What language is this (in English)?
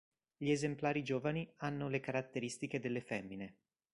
Italian